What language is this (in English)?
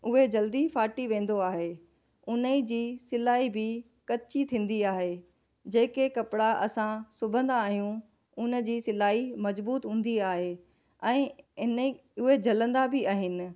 Sindhi